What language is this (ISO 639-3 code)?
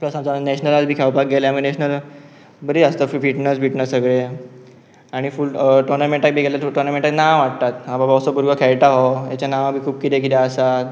kok